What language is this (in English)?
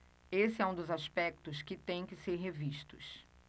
Portuguese